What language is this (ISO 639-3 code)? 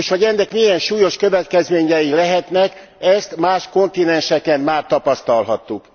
hun